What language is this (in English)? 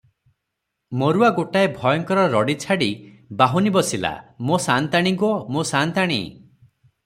Odia